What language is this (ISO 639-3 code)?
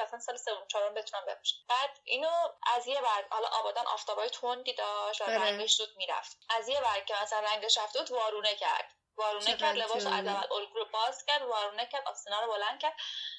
fas